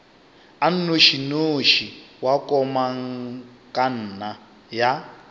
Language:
Northern Sotho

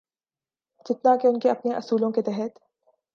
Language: Urdu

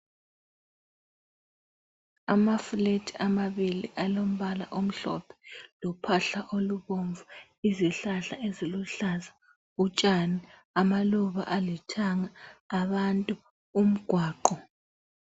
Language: North Ndebele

